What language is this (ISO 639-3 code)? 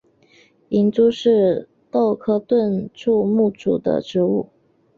zho